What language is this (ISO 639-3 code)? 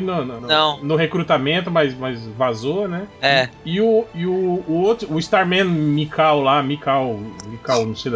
por